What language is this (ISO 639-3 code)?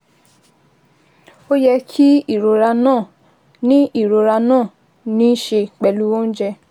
yor